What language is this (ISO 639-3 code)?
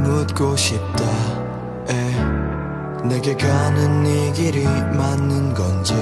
kor